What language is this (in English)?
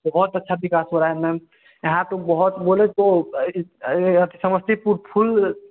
Hindi